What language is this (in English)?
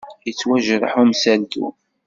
Kabyle